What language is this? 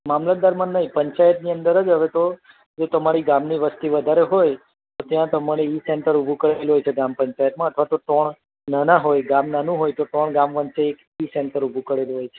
Gujarati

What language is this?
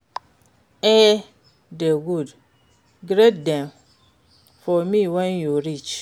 Nigerian Pidgin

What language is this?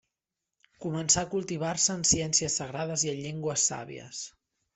Catalan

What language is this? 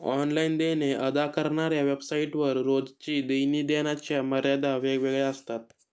Marathi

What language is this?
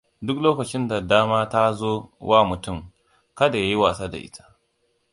Hausa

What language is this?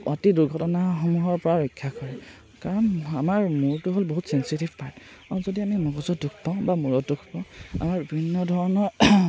Assamese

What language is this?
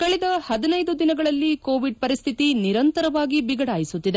Kannada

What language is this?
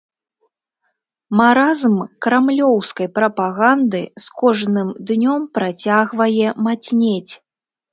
Belarusian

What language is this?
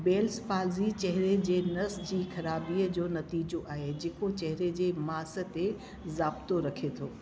Sindhi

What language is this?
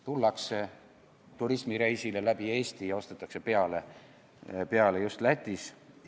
Estonian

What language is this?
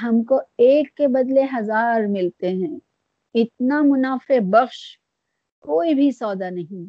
Urdu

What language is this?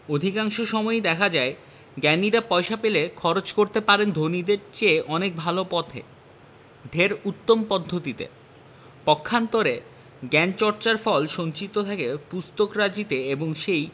Bangla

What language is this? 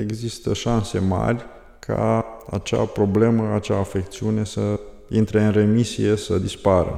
Romanian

